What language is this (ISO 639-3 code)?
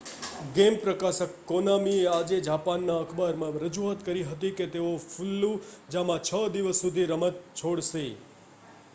guj